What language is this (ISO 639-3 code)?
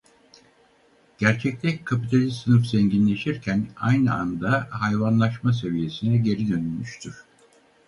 tur